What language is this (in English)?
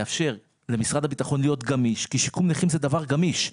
Hebrew